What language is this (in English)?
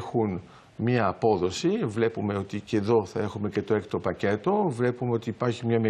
Greek